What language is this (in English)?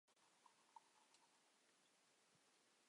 Chinese